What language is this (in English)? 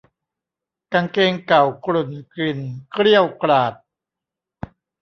Thai